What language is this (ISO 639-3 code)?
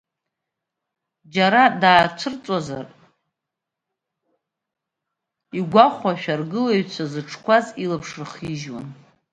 abk